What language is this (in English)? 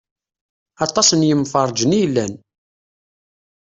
Kabyle